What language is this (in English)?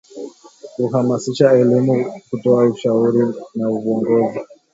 Swahili